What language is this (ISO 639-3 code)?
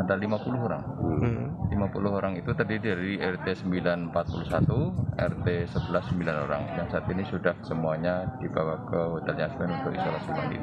ind